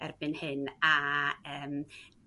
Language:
Welsh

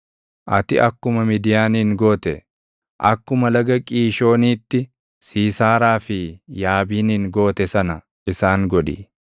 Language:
Oromo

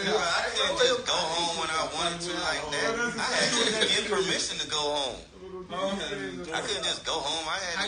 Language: English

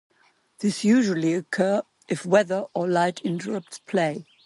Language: English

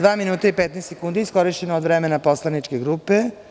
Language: Serbian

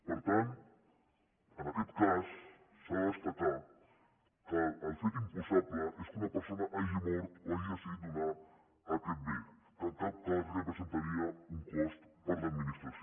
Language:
Catalan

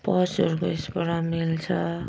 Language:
Nepali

